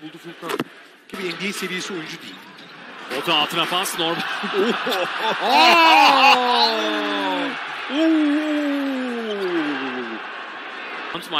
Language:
Turkish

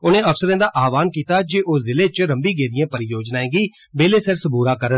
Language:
Dogri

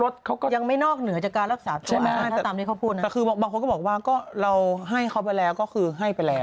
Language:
Thai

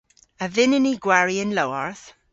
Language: Cornish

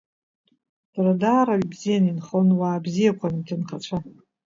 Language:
Abkhazian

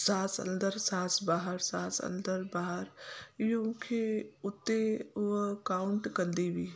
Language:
Sindhi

